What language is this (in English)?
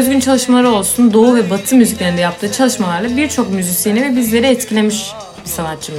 Turkish